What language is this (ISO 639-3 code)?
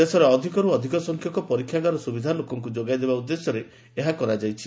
ori